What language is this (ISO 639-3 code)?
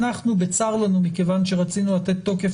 heb